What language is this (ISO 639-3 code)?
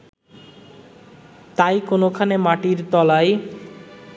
ben